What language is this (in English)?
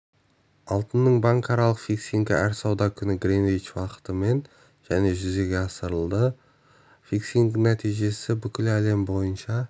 Kazakh